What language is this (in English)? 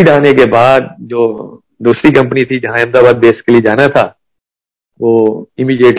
Hindi